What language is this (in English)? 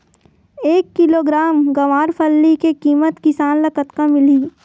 Chhattisgarhi